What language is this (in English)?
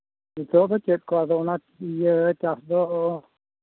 Santali